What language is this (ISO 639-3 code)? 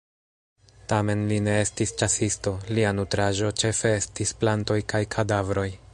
epo